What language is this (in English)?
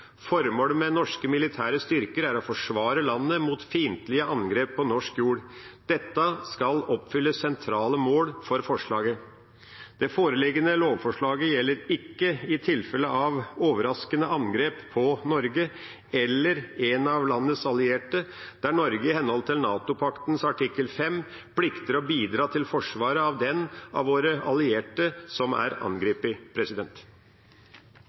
Norwegian Bokmål